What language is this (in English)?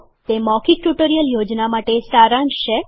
Gujarati